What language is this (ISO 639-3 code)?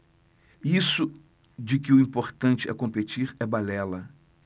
por